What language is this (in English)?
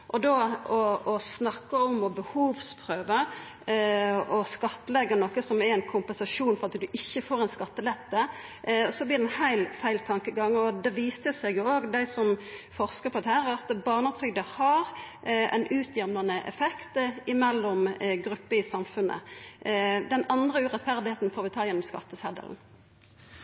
Norwegian Nynorsk